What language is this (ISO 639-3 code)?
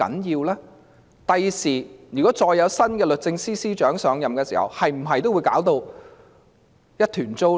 yue